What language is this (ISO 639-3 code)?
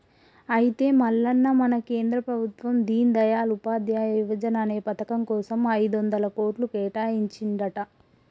tel